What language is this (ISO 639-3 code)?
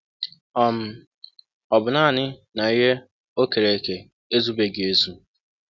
ibo